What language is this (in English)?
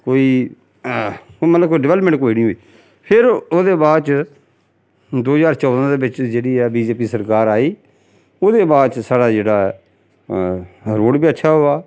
Dogri